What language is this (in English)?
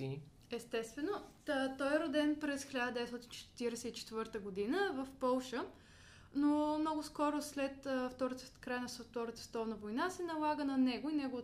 Bulgarian